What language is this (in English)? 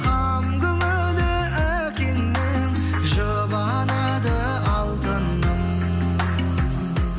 Kazakh